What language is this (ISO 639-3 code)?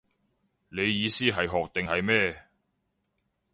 yue